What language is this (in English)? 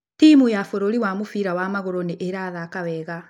Kikuyu